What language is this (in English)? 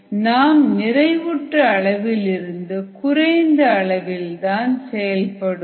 Tamil